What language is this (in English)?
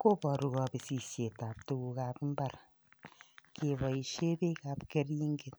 Kalenjin